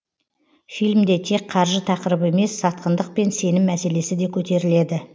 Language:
Kazakh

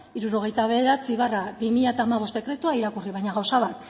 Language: Basque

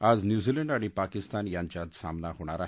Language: Marathi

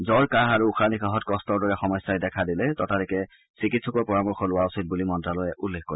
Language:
Assamese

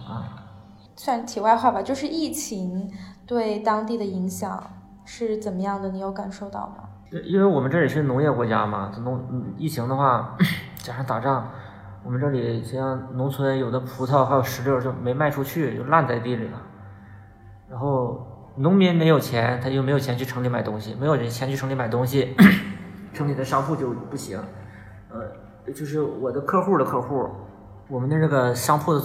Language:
Chinese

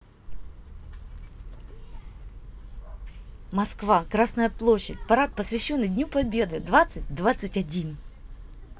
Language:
Russian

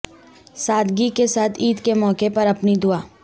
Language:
Urdu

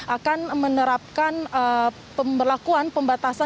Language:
Indonesian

